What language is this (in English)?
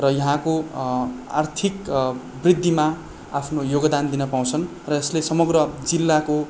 Nepali